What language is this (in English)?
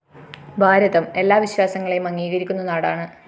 Malayalam